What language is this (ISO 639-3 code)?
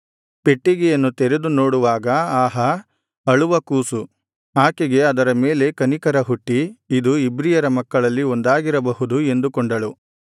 kan